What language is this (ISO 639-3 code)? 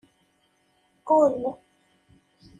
kab